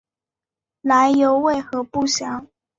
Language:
Chinese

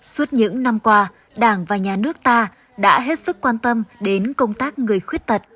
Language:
Vietnamese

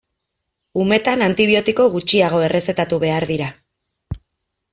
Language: Basque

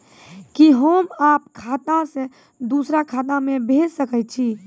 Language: Maithili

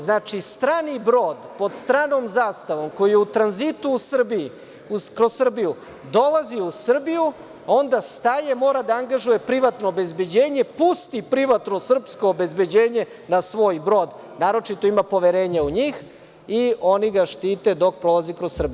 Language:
Serbian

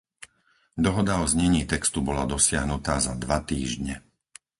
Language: Slovak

